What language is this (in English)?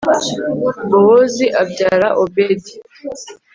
Kinyarwanda